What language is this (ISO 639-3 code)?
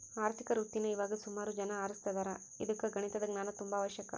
kan